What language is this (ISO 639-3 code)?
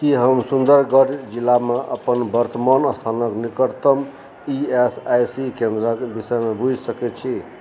mai